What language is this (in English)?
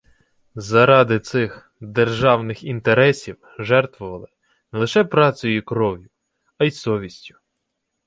Ukrainian